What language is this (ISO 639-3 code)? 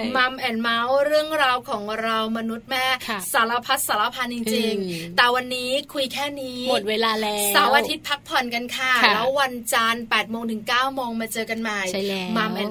tha